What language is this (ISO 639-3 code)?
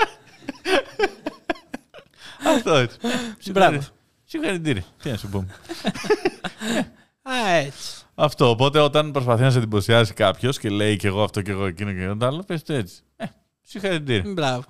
ell